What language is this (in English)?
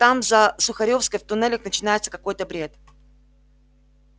Russian